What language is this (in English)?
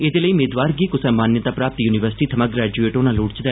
Dogri